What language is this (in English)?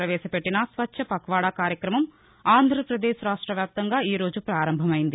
Telugu